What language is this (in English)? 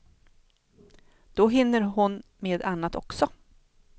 Swedish